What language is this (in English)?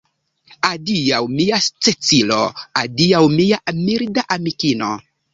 Esperanto